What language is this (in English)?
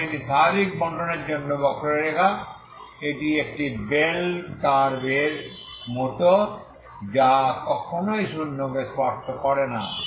Bangla